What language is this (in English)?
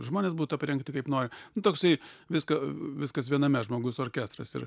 Lithuanian